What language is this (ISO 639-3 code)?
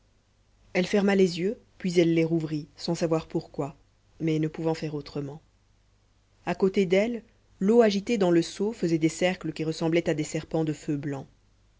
fra